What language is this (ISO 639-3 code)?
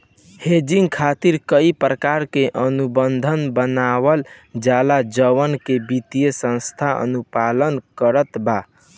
bho